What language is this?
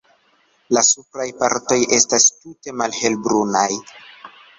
Esperanto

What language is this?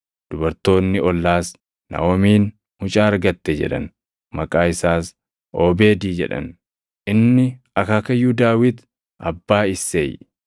Oromo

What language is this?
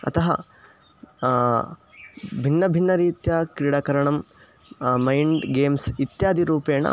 Sanskrit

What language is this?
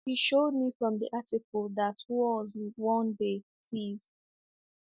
Igbo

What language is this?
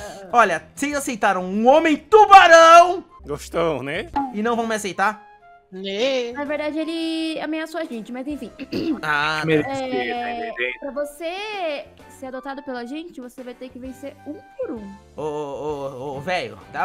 Portuguese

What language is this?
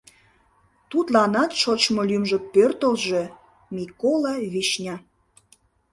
Mari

